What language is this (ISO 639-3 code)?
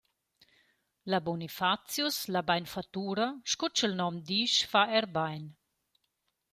roh